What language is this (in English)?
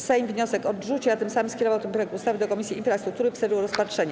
Polish